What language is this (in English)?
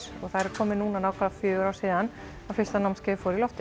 Icelandic